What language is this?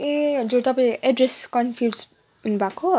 Nepali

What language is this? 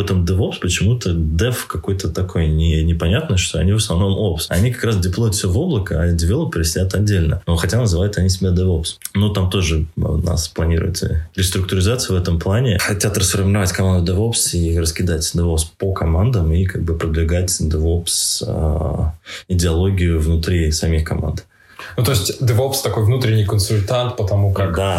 Russian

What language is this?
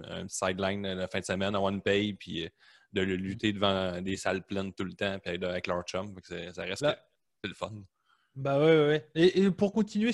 French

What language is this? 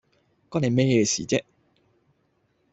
Cantonese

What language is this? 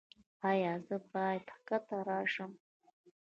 Pashto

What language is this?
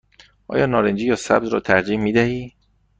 Persian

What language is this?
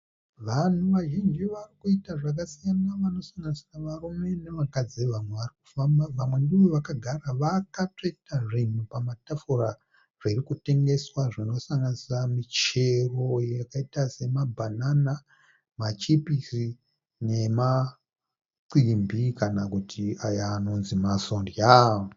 Shona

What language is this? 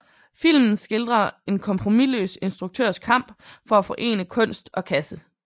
Danish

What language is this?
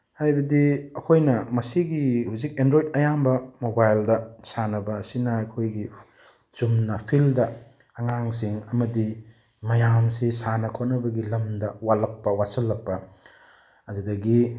Manipuri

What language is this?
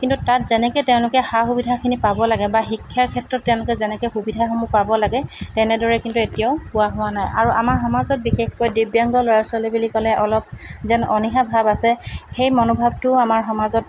Assamese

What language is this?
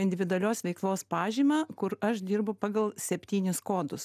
Lithuanian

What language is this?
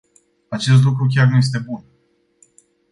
Romanian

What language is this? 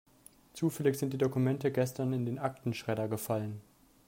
German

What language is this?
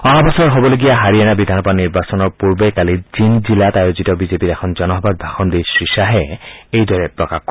Assamese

